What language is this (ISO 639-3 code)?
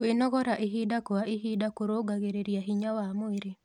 kik